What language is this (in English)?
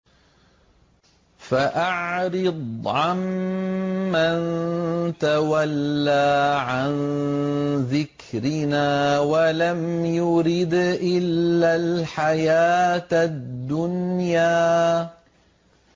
Arabic